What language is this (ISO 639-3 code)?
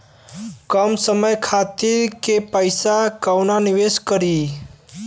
bho